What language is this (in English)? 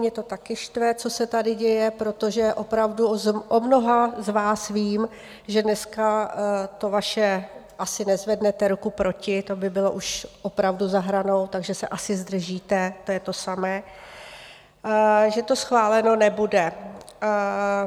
Czech